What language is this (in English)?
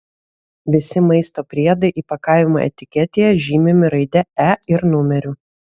Lithuanian